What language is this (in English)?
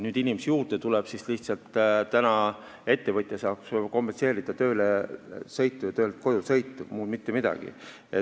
Estonian